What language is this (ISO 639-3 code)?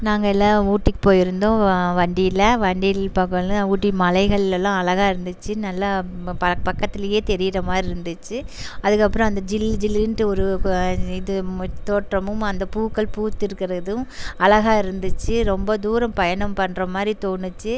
tam